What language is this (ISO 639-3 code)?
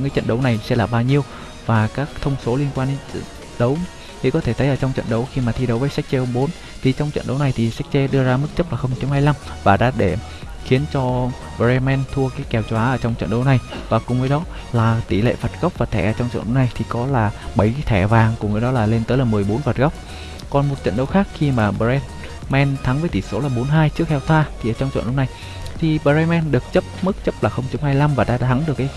vie